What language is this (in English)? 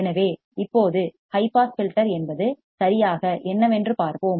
Tamil